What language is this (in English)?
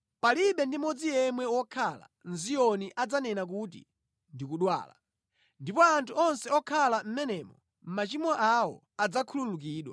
Nyanja